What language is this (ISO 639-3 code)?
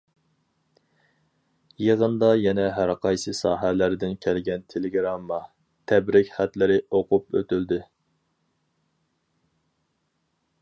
uig